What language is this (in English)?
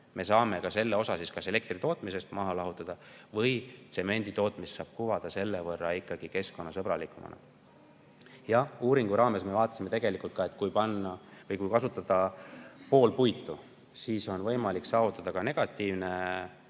Estonian